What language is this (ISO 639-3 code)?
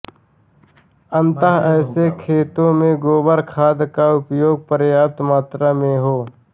hin